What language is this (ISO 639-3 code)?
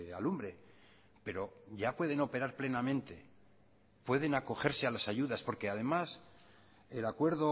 spa